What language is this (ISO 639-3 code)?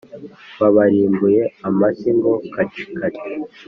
kin